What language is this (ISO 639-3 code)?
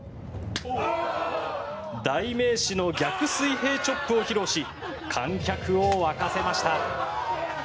jpn